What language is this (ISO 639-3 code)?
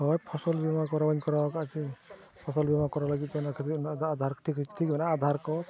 sat